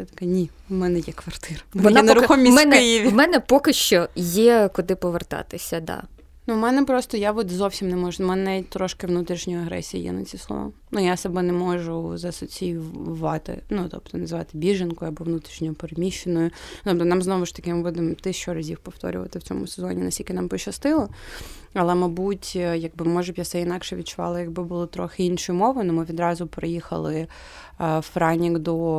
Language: Ukrainian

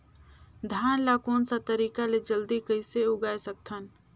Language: Chhattisgarhi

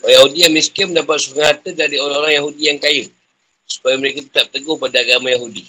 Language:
Malay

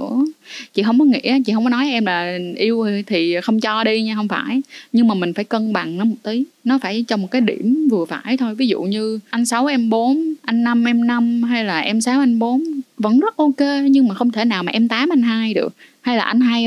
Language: Vietnamese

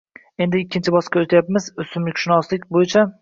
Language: Uzbek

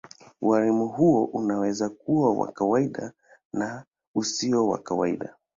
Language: Swahili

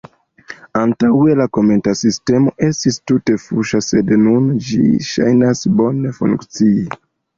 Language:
Esperanto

